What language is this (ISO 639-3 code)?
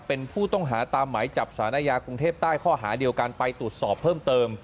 tha